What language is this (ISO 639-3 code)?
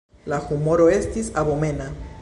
epo